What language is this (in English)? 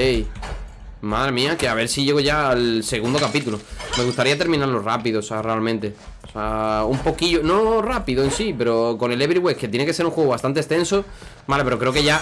Spanish